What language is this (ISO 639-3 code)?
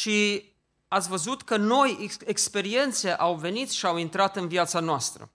ron